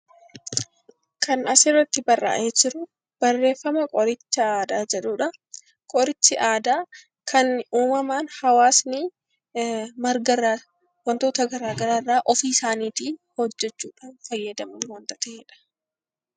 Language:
Oromo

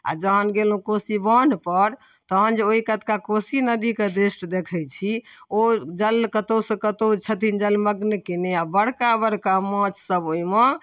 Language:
Maithili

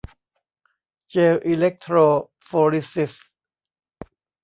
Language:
Thai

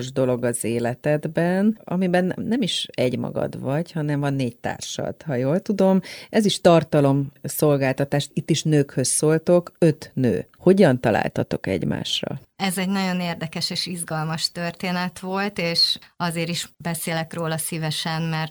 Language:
Hungarian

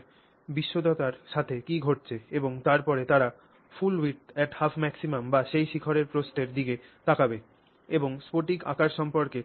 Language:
Bangla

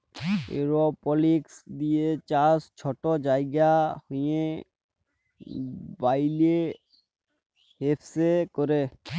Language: Bangla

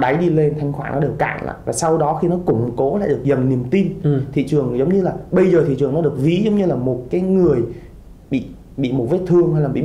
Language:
Vietnamese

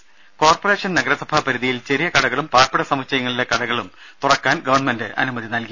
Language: Malayalam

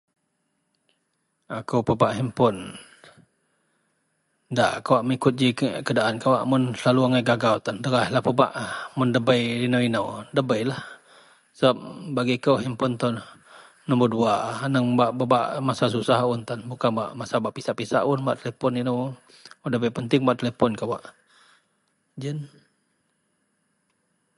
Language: Central Melanau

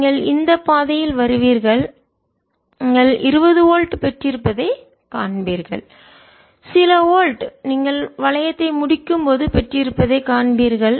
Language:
Tamil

